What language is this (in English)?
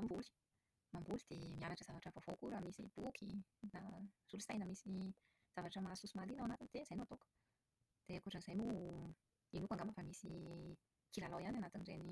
Malagasy